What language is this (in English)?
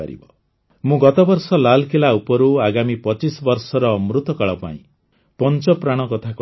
Odia